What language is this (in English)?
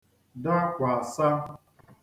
Igbo